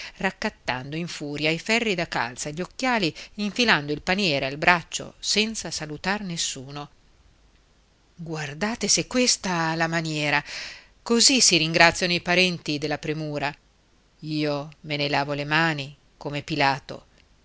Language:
Italian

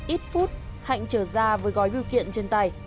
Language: Vietnamese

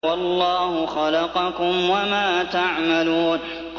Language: Arabic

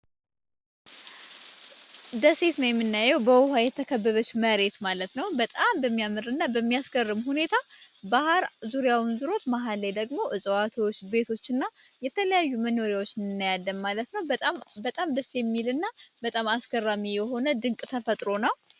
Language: Amharic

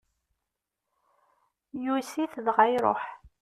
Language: Kabyle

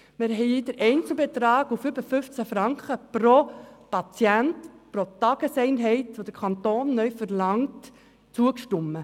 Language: Swiss German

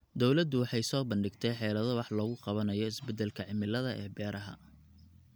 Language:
Somali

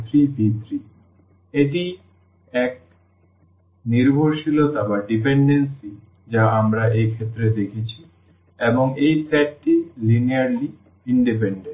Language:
Bangla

